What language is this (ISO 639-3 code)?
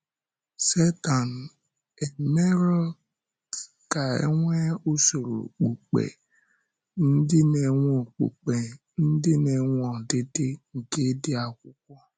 ibo